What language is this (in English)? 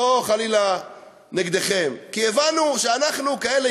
Hebrew